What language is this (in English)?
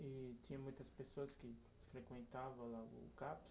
Portuguese